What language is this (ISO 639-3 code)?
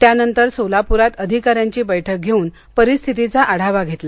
mar